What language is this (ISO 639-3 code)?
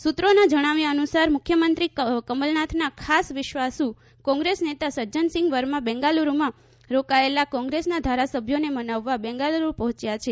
guj